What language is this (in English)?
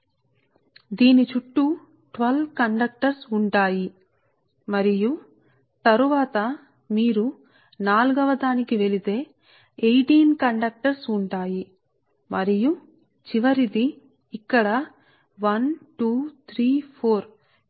Telugu